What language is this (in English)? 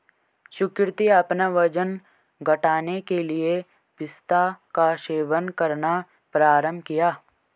Hindi